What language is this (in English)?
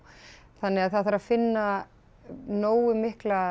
Icelandic